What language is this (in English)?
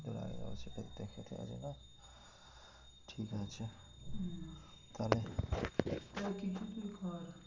Bangla